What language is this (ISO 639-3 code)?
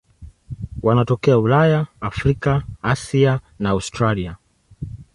swa